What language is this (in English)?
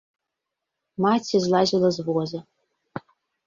Belarusian